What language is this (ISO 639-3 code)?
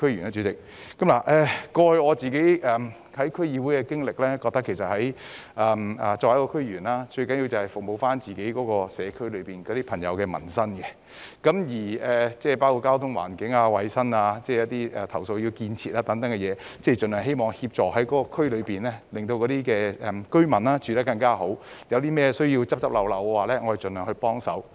yue